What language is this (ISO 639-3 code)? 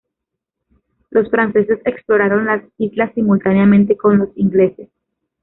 spa